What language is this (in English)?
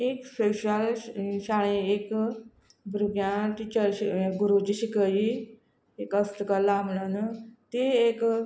Konkani